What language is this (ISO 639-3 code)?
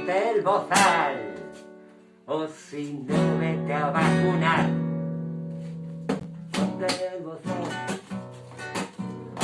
spa